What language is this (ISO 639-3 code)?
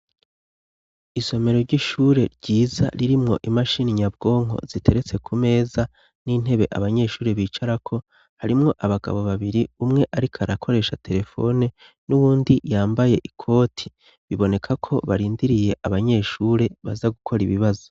run